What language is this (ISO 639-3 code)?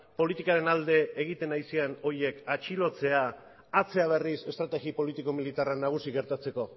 eus